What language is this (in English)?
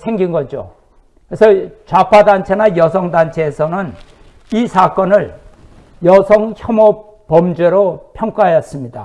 Korean